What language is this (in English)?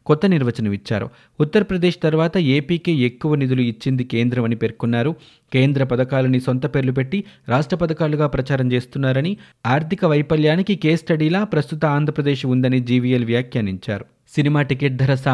Telugu